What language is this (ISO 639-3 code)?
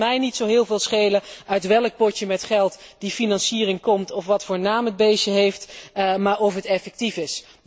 nld